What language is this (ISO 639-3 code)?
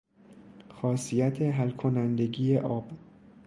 fas